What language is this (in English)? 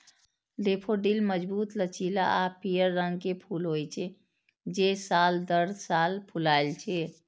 Maithili